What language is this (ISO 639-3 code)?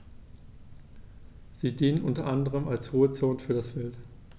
deu